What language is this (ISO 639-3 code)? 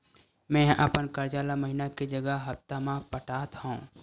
hne